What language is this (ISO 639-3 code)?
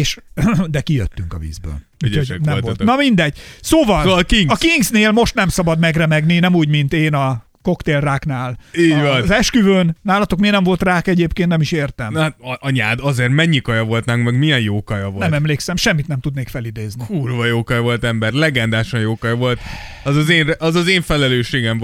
hun